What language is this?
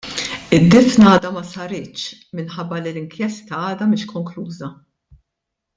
Maltese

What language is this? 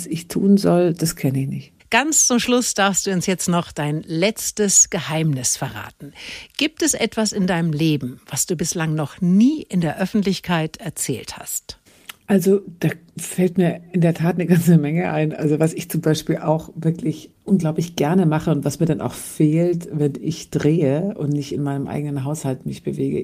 German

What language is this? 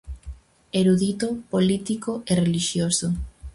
Galician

